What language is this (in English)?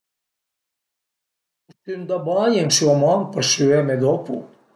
Piedmontese